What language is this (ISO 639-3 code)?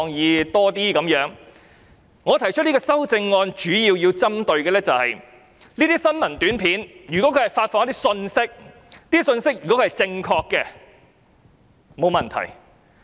yue